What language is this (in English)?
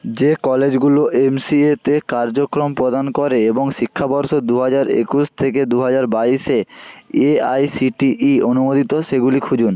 Bangla